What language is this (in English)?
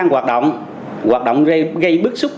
Vietnamese